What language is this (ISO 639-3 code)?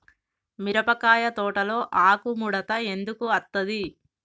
tel